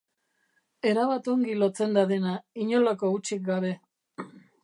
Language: Basque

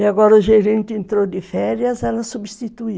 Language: Portuguese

